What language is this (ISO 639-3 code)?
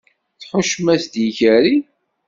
kab